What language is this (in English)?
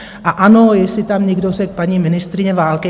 Czech